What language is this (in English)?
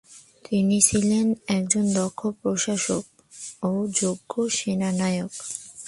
Bangla